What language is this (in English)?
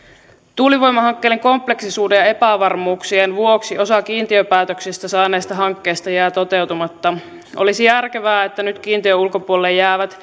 Finnish